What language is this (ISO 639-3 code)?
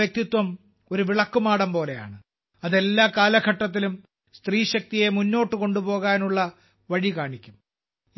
mal